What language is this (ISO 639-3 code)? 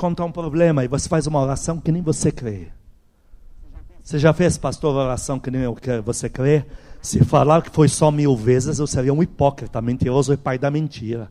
por